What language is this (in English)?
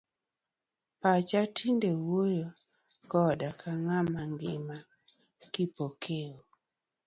Luo (Kenya and Tanzania)